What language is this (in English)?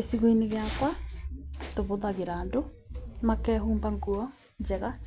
Kikuyu